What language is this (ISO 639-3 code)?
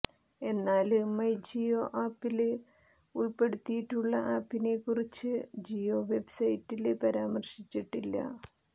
mal